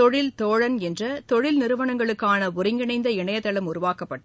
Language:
Tamil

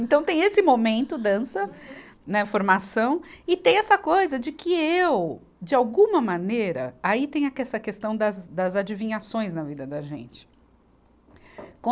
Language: Portuguese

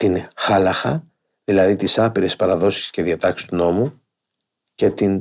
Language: Greek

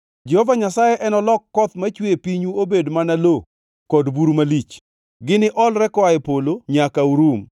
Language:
Luo (Kenya and Tanzania)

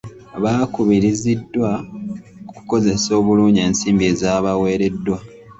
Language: Ganda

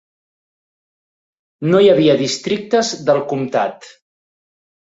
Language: Catalan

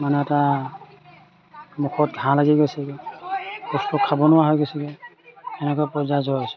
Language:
Assamese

